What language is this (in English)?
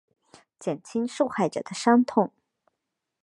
Chinese